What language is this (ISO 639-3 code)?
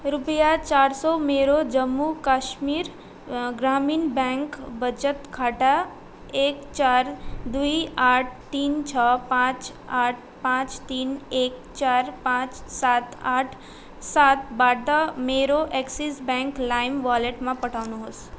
nep